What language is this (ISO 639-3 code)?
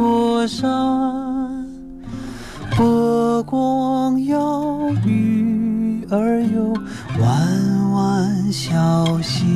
zho